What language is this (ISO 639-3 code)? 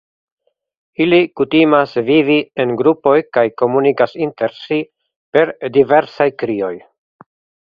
epo